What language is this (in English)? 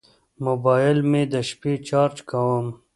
Pashto